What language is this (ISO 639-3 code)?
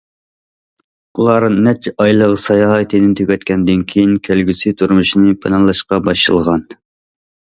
uig